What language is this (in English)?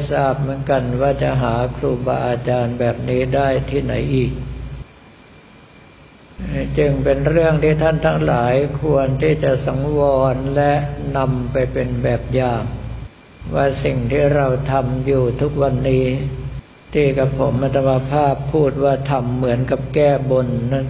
Thai